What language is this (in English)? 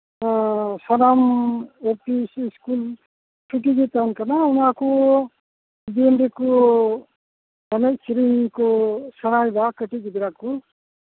Santali